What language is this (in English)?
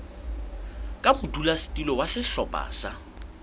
Southern Sotho